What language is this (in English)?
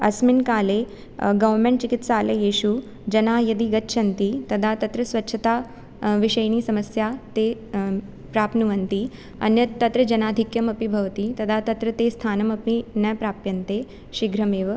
Sanskrit